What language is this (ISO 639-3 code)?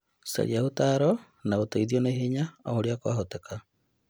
kik